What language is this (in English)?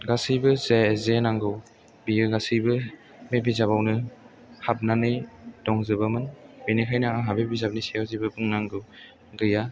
Bodo